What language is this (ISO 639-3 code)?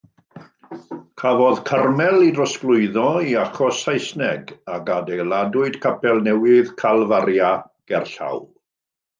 cym